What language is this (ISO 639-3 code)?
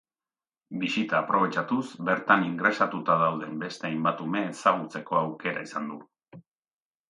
eus